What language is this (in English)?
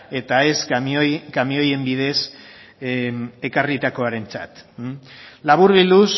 Basque